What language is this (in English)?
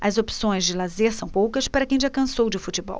Portuguese